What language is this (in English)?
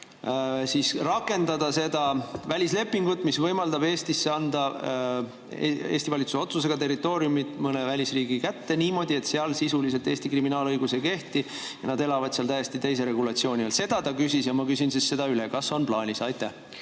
Estonian